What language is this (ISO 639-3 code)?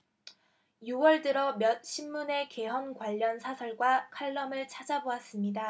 kor